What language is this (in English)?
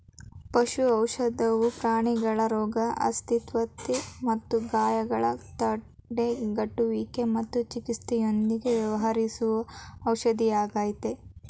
Kannada